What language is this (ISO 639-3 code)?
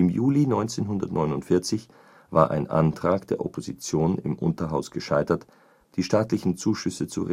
deu